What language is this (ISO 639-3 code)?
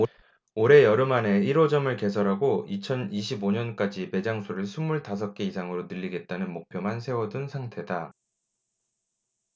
kor